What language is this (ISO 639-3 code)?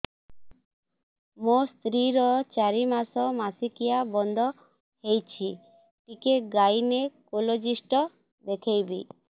ori